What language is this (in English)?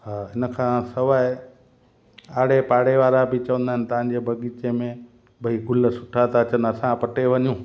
Sindhi